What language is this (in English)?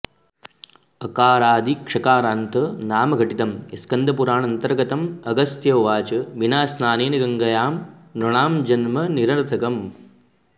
Sanskrit